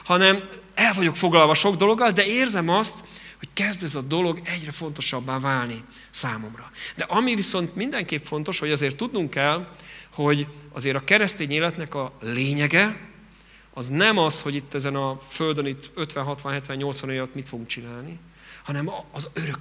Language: Hungarian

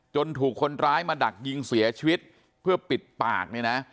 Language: Thai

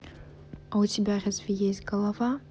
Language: Russian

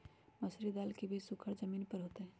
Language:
Magahi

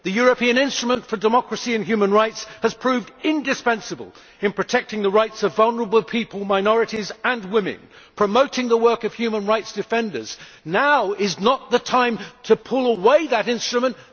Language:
English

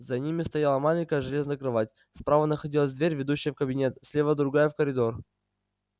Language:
Russian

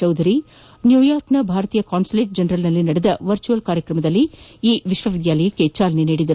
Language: Kannada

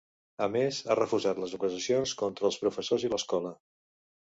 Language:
Catalan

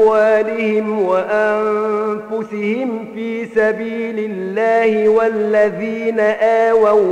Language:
Arabic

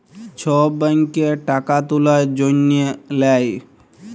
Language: Bangla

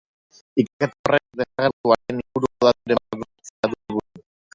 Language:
Basque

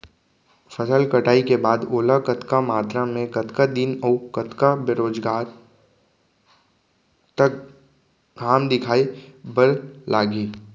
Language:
Chhattisgarhi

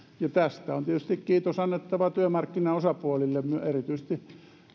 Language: Finnish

